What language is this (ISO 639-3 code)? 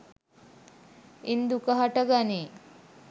sin